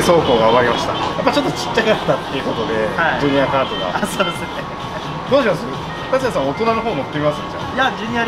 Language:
Japanese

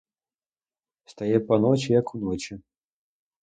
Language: Ukrainian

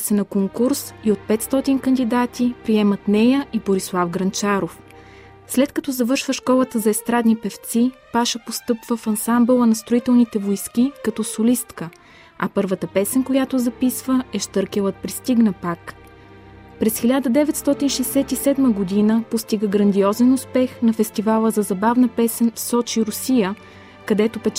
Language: Bulgarian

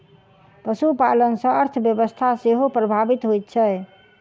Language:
Maithili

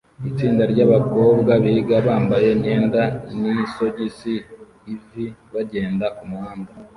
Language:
Kinyarwanda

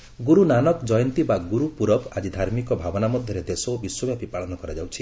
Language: Odia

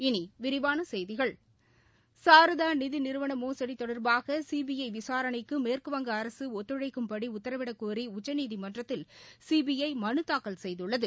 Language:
Tamil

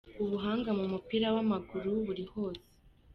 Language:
Kinyarwanda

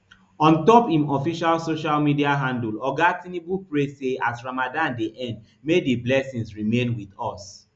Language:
Nigerian Pidgin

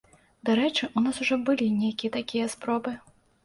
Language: Belarusian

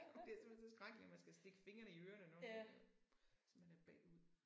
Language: Danish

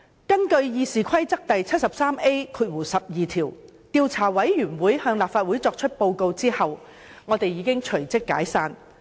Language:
Cantonese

